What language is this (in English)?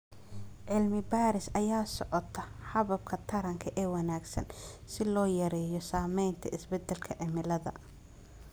Somali